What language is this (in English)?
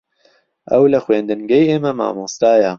Central Kurdish